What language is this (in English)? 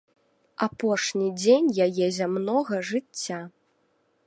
Belarusian